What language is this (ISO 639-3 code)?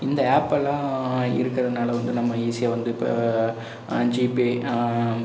tam